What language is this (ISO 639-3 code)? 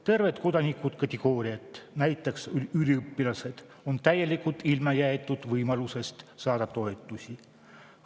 est